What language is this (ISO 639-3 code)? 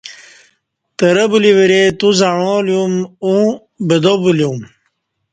bsh